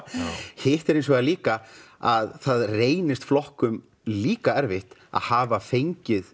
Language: Icelandic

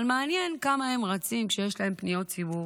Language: Hebrew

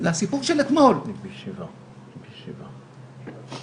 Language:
Hebrew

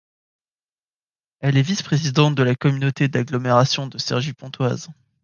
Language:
French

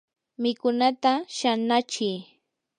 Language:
Yanahuanca Pasco Quechua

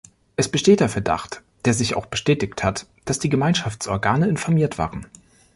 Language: German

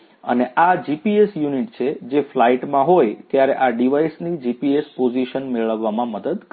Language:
Gujarati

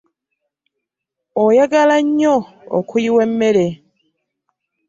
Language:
Ganda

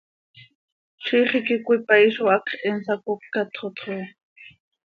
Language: Seri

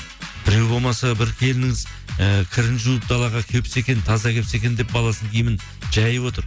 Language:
Kazakh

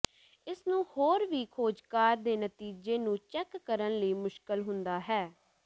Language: Punjabi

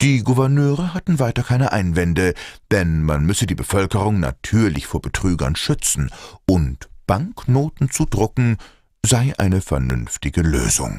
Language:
German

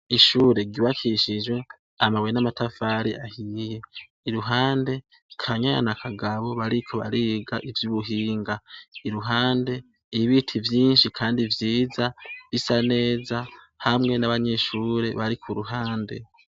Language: Rundi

